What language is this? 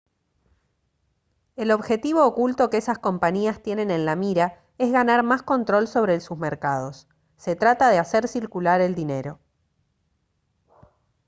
Spanish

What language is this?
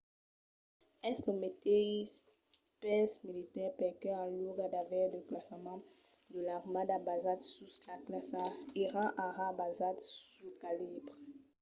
Occitan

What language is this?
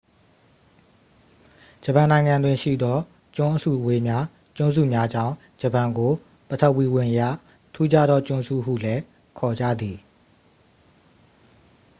Burmese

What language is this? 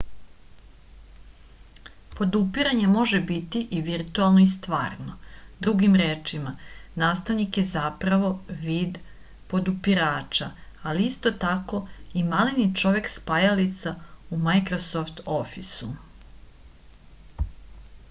Serbian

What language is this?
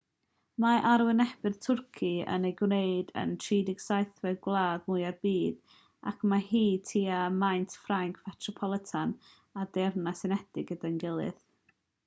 Welsh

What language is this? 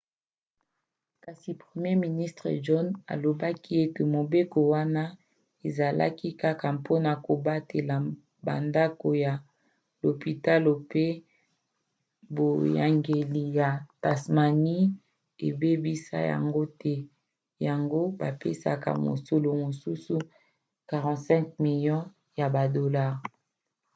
Lingala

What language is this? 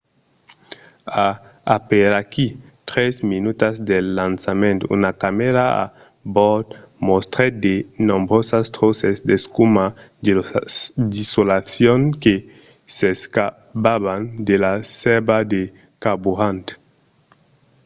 Occitan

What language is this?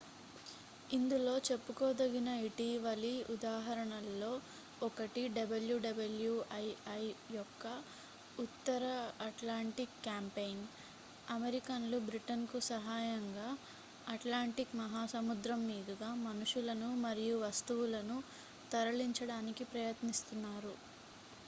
Telugu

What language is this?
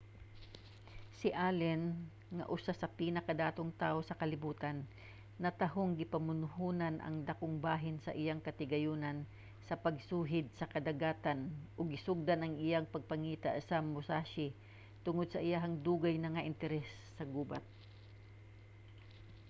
Cebuano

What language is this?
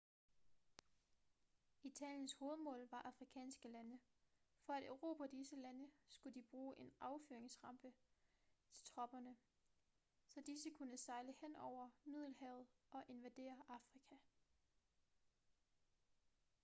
Danish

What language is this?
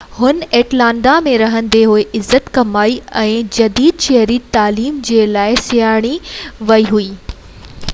Sindhi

